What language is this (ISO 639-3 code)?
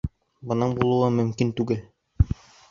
bak